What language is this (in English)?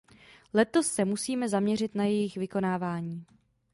Czech